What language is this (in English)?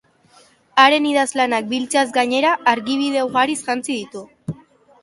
Basque